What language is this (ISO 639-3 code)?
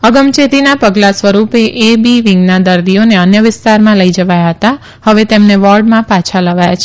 guj